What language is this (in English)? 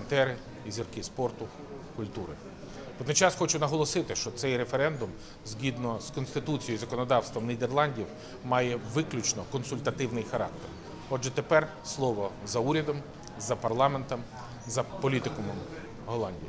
Ukrainian